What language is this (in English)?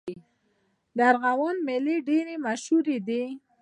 Pashto